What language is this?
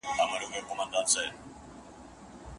Pashto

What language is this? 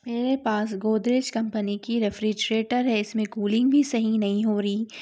Urdu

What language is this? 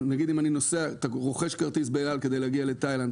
Hebrew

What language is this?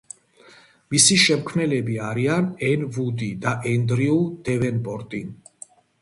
Georgian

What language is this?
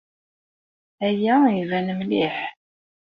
Kabyle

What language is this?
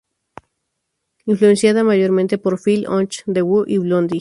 Spanish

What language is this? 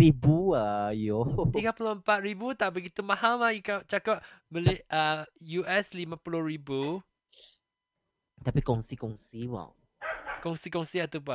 Malay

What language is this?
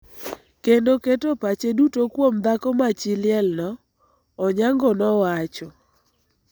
Luo (Kenya and Tanzania)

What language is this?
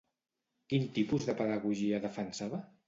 Catalan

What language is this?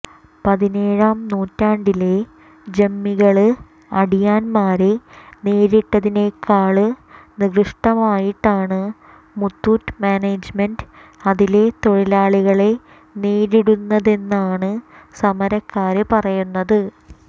Malayalam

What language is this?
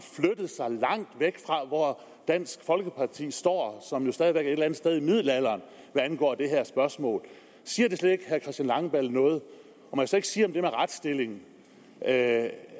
Danish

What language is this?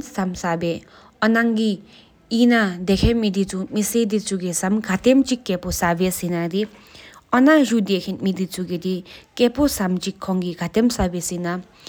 Sikkimese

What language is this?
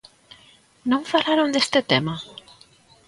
Galician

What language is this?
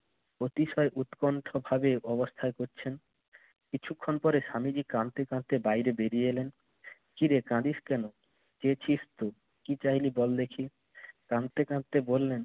Bangla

